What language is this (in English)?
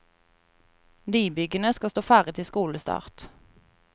Norwegian